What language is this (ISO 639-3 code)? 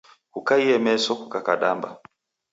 dav